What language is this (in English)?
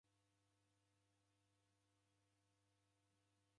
Taita